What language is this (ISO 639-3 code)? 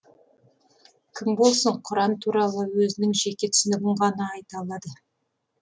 kaz